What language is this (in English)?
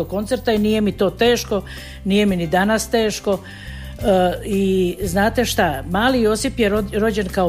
Croatian